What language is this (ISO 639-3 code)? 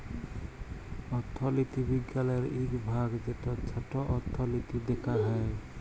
ben